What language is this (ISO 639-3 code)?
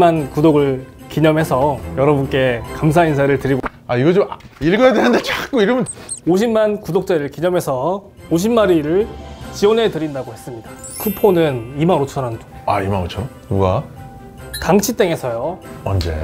kor